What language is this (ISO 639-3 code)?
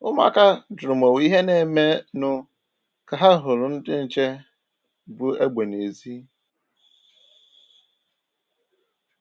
ibo